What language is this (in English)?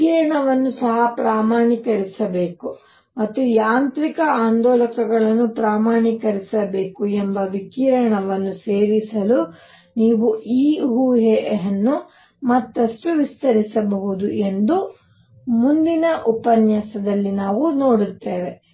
Kannada